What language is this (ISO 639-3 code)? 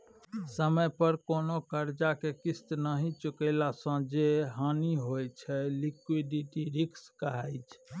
mai